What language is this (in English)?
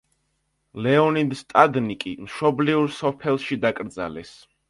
Georgian